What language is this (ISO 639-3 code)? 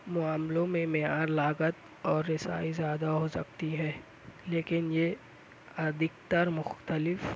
urd